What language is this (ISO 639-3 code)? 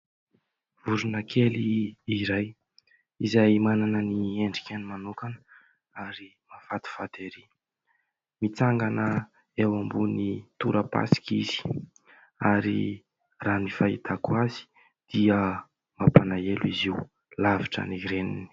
mlg